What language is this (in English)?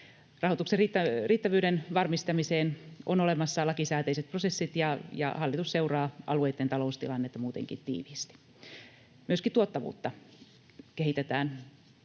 Finnish